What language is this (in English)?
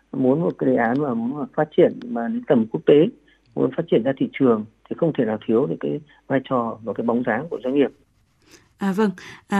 Vietnamese